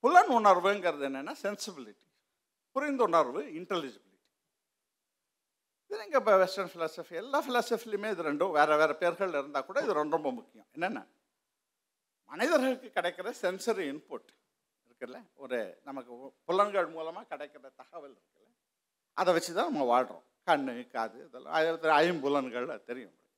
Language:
Tamil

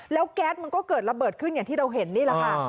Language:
Thai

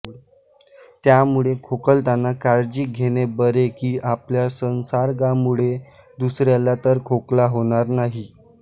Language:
Marathi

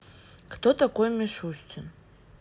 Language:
Russian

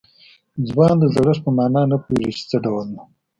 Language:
Pashto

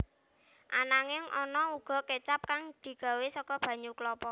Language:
Javanese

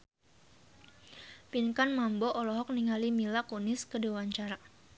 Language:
Sundanese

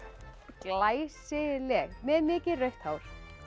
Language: Icelandic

